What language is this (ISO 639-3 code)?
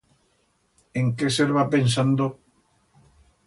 arg